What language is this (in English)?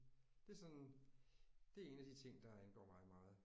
Danish